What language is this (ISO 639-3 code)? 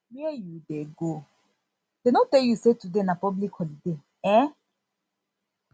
pcm